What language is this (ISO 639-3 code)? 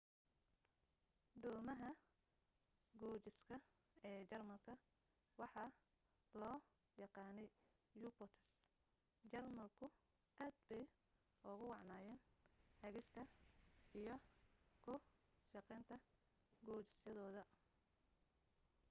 som